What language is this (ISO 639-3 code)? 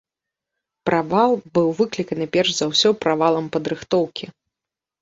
bel